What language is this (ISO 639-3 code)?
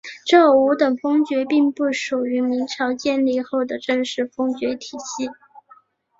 zho